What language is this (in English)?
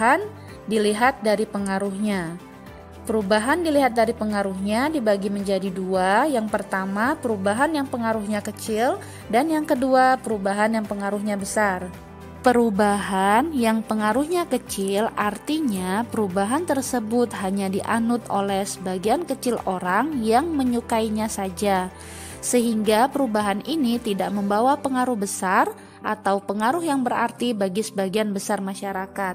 Indonesian